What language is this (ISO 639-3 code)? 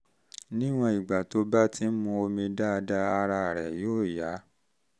yor